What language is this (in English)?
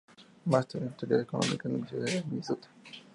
Spanish